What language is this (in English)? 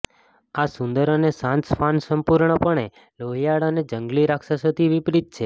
Gujarati